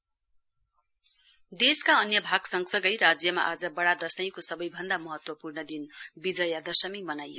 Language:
Nepali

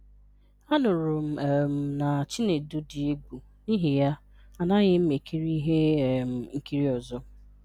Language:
Igbo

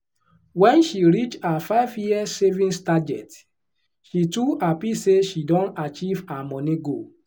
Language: Nigerian Pidgin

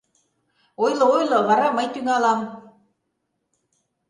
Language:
Mari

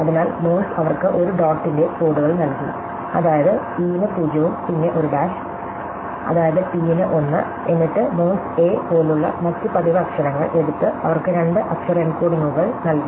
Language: Malayalam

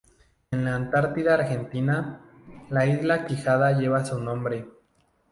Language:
Spanish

